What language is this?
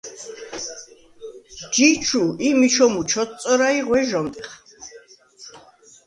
Svan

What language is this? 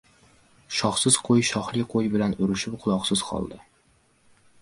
Uzbek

